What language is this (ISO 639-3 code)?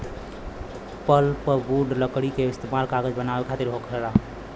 bho